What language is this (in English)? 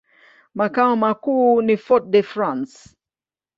Swahili